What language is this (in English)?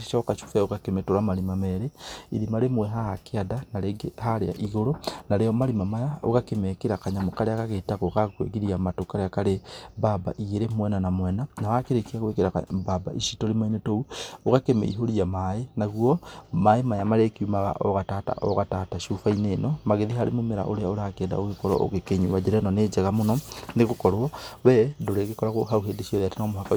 Kikuyu